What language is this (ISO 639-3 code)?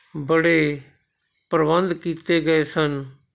pan